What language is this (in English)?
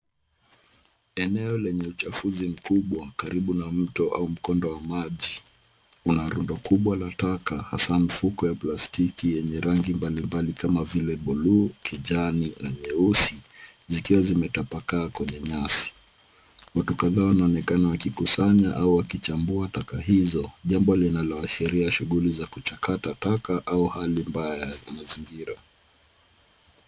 Swahili